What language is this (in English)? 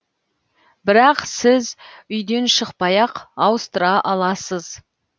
Kazakh